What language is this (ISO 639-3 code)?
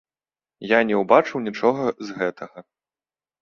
bel